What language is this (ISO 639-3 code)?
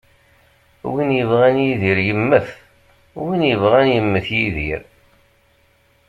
kab